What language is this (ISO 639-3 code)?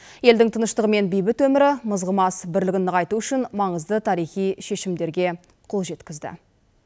kaz